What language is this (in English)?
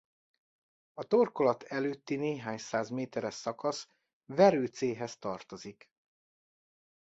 Hungarian